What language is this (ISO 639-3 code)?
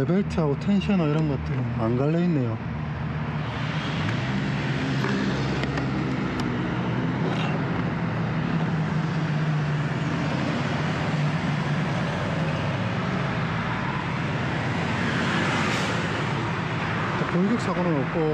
kor